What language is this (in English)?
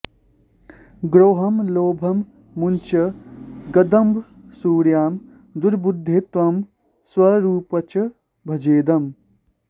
Sanskrit